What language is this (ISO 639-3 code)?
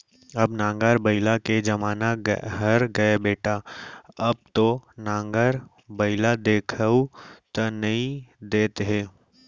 hne